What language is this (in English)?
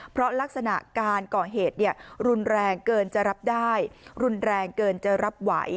Thai